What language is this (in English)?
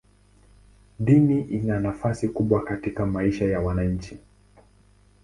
Swahili